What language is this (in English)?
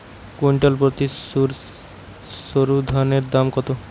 Bangla